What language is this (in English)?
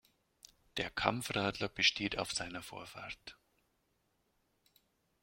German